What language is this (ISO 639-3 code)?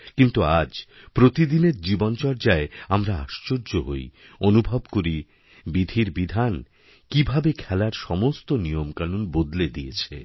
ben